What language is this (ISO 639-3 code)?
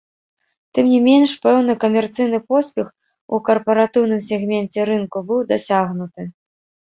bel